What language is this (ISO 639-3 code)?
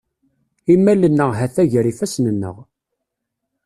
kab